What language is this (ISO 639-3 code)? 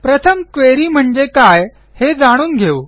mar